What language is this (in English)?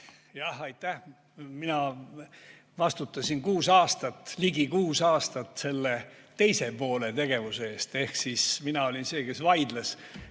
Estonian